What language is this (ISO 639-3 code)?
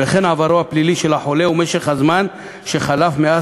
heb